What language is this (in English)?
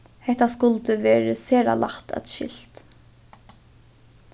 Faroese